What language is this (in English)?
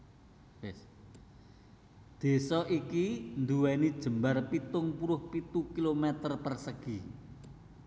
Javanese